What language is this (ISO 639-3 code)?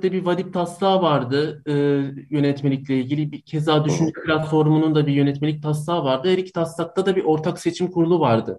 tur